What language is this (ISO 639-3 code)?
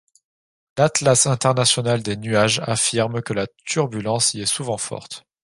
fra